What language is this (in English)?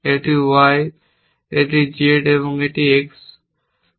Bangla